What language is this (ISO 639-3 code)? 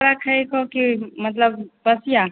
mai